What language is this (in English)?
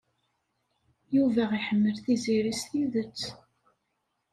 Kabyle